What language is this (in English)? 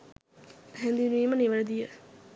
Sinhala